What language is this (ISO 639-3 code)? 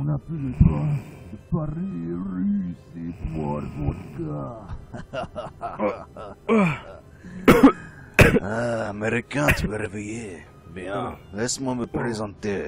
fra